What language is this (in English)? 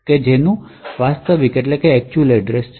Gujarati